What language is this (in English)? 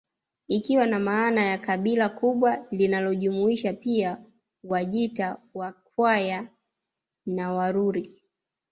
Swahili